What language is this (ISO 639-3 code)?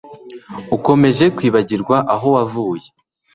kin